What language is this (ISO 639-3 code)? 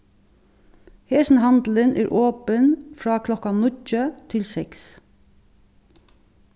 fao